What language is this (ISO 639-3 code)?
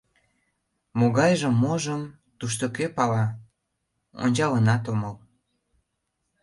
chm